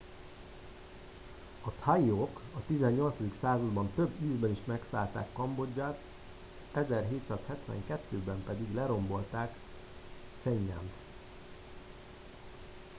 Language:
Hungarian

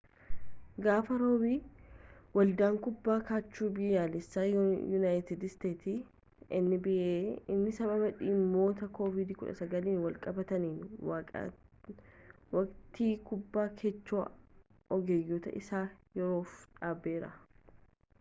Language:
Oromo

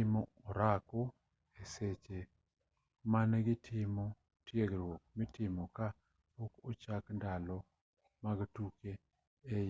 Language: Luo (Kenya and Tanzania)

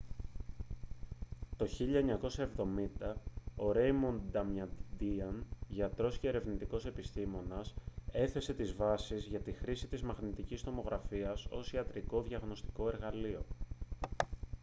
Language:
Greek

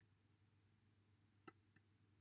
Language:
Welsh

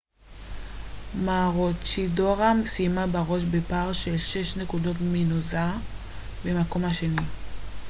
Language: Hebrew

